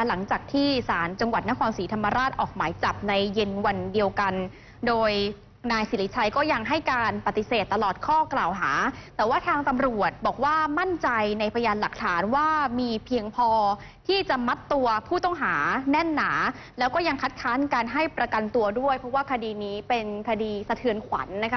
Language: Thai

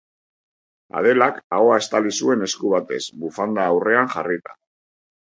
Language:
Basque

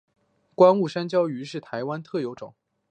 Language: Chinese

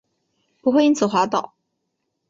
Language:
Chinese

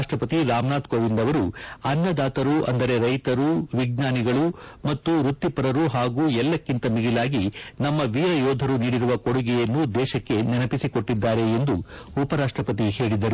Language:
Kannada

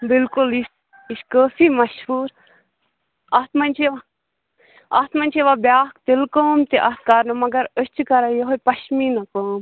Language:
Kashmiri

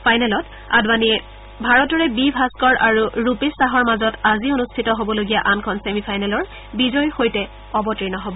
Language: Assamese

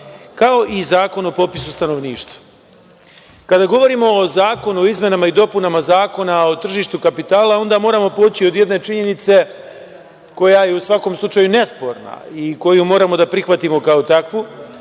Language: Serbian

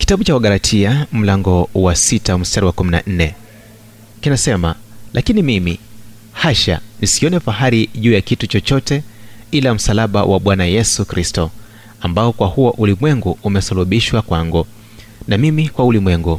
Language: Swahili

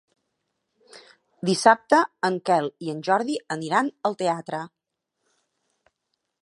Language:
Catalan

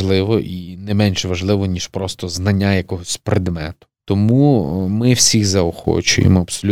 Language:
Ukrainian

